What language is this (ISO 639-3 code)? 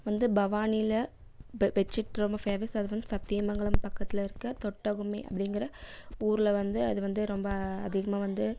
tam